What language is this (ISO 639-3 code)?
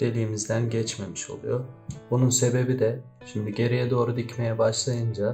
tur